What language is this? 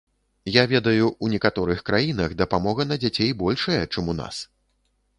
Belarusian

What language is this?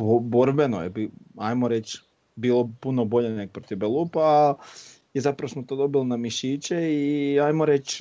Croatian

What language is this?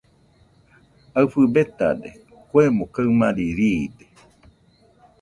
Nüpode Huitoto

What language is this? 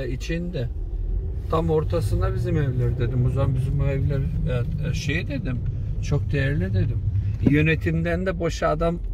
Turkish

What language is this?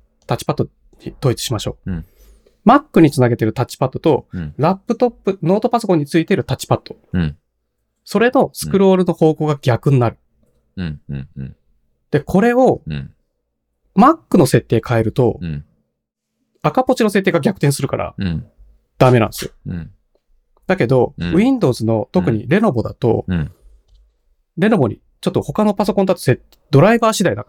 Japanese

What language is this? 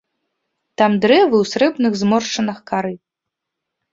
Belarusian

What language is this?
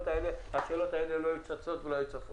Hebrew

